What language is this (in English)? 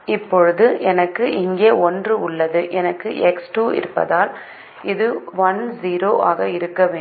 Tamil